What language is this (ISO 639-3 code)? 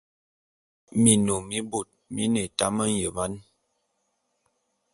bum